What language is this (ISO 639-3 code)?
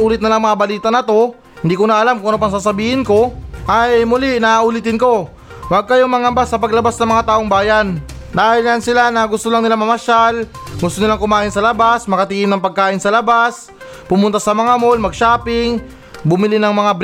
fil